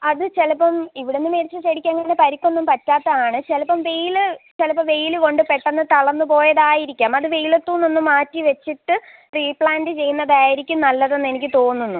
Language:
Malayalam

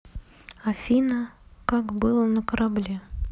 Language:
Russian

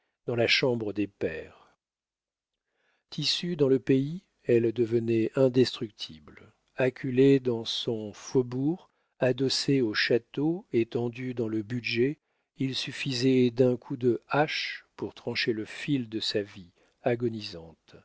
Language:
French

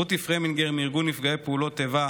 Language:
Hebrew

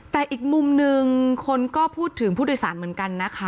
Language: Thai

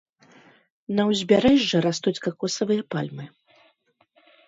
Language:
Belarusian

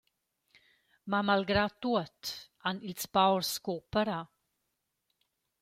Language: Romansh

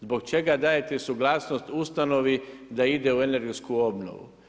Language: Croatian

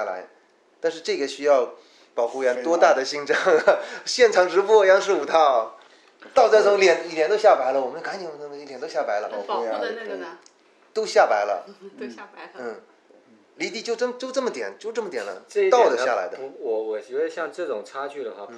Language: Chinese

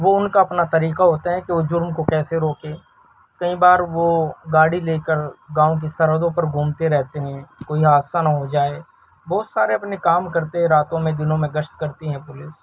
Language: Urdu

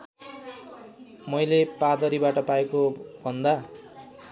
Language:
Nepali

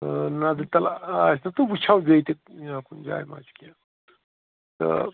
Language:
Kashmiri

